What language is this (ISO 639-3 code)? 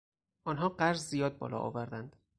fas